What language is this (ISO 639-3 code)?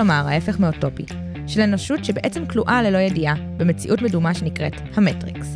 heb